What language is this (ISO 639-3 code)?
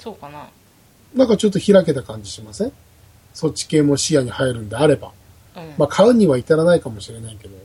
jpn